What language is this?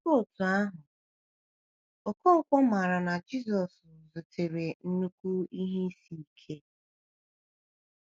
Igbo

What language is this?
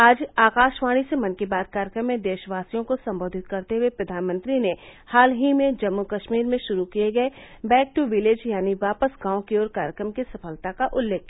Hindi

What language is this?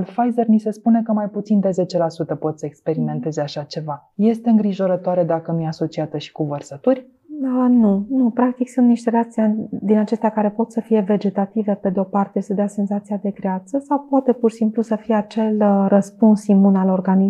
Romanian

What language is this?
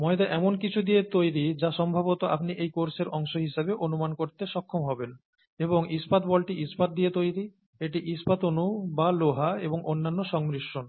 Bangla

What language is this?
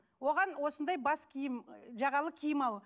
Kazakh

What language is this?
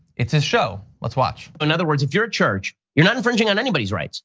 English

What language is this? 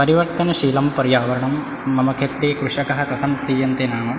Sanskrit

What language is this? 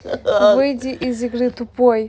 Russian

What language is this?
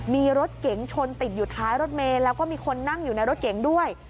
Thai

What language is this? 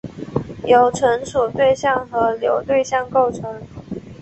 Chinese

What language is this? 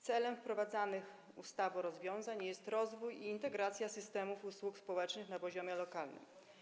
Polish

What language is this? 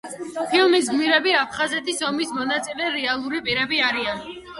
Georgian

